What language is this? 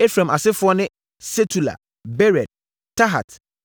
Akan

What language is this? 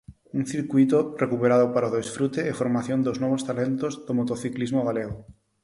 Galician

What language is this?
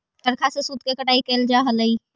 Magahi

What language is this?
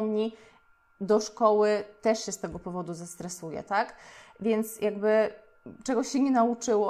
Polish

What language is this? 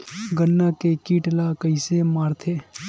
Chhattisgarhi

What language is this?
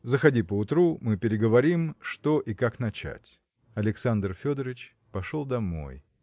Russian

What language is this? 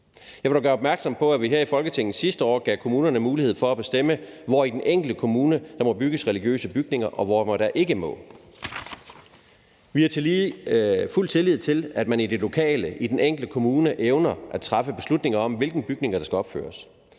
Danish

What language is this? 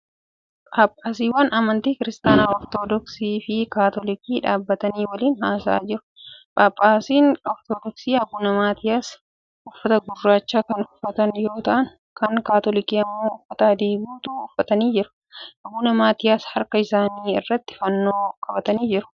Oromo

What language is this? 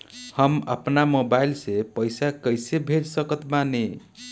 Bhojpuri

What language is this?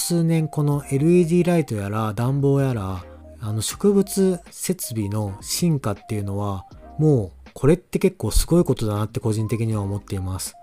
Japanese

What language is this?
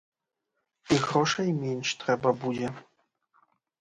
Belarusian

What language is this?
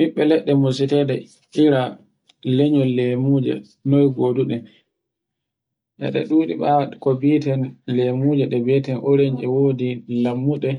Borgu Fulfulde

